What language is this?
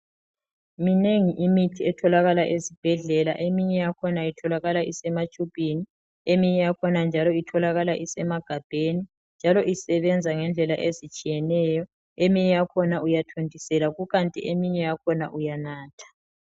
North Ndebele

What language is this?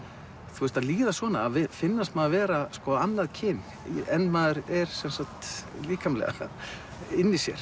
Icelandic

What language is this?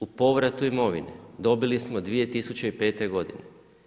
Croatian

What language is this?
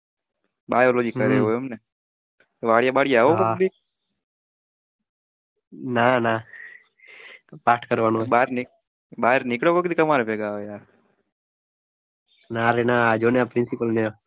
Gujarati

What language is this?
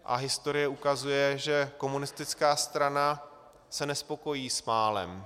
Czech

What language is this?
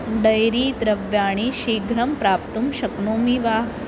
Sanskrit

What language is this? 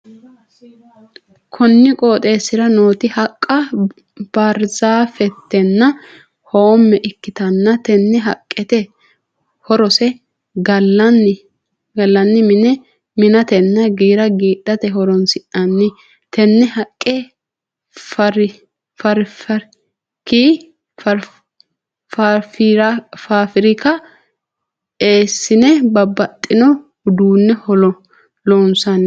Sidamo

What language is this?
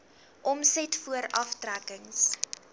Afrikaans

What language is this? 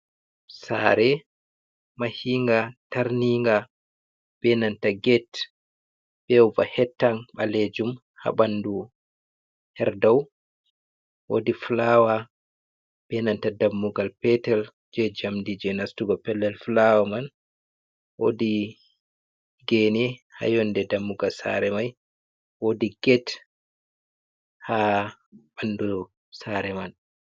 Fula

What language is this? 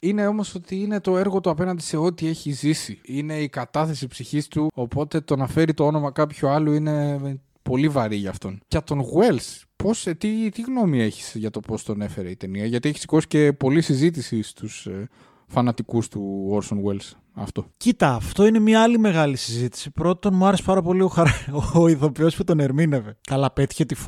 Greek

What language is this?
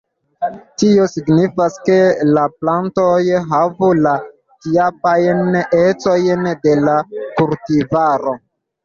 Esperanto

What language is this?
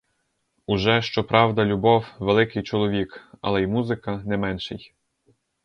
Ukrainian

